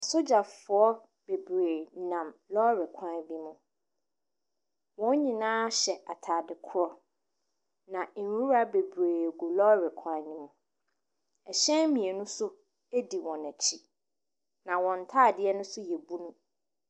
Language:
Akan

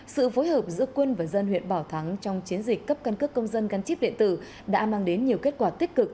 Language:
Vietnamese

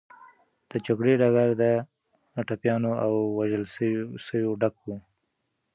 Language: Pashto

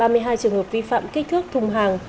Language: Vietnamese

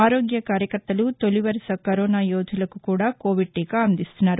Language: Telugu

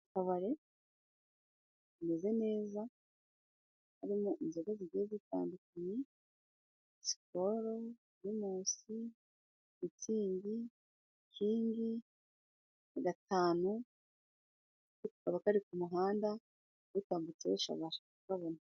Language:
Kinyarwanda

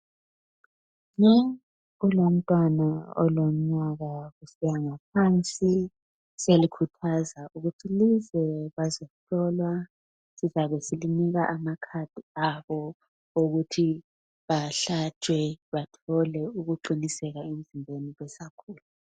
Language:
North Ndebele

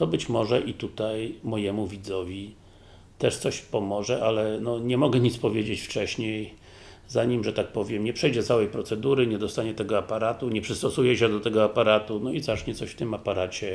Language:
Polish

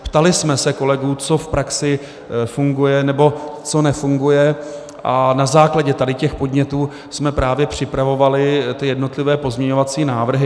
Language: Czech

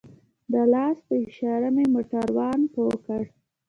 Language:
Pashto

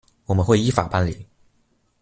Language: Chinese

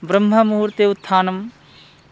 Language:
Sanskrit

